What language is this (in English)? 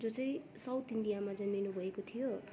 Nepali